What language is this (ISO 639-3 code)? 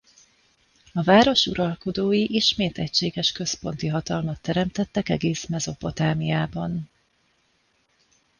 hun